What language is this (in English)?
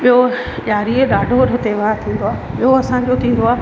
Sindhi